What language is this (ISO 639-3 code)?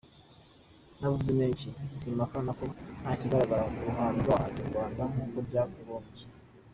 kin